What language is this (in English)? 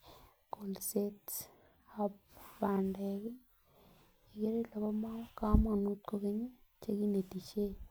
Kalenjin